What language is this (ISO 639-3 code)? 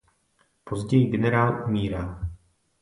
ces